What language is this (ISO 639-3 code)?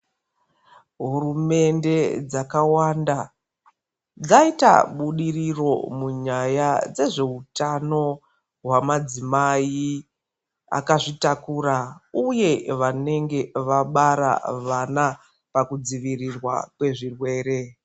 ndc